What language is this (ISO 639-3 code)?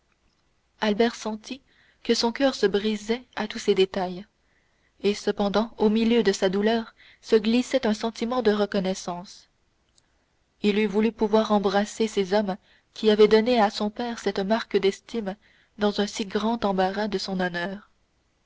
fra